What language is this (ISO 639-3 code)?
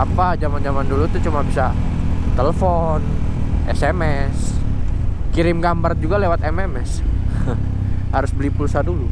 ind